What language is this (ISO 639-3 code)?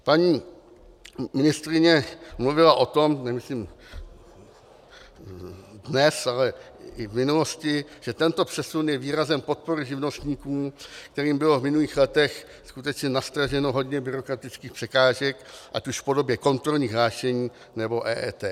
ces